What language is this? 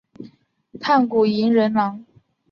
Chinese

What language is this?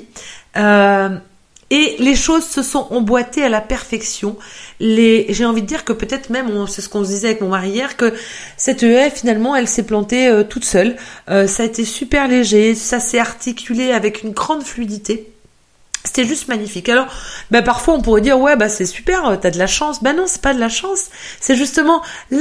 French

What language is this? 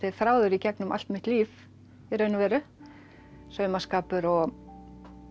Icelandic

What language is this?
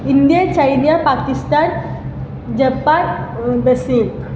Malayalam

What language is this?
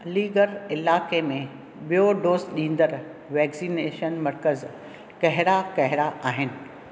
Sindhi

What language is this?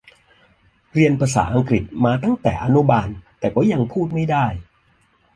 Thai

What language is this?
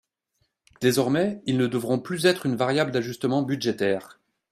French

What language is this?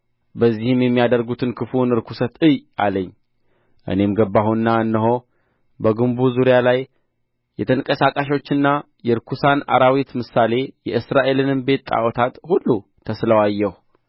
Amharic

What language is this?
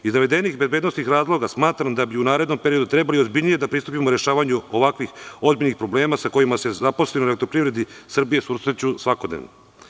Serbian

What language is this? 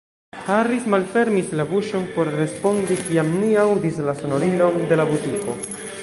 Esperanto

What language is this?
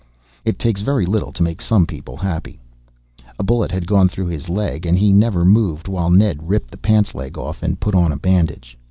English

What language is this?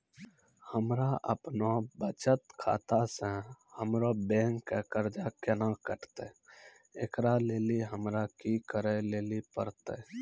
Maithili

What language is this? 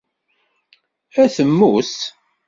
Kabyle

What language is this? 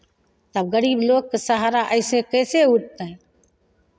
Maithili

